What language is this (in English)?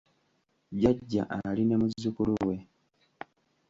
Ganda